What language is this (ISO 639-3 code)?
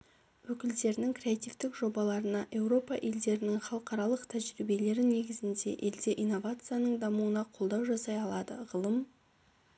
kaz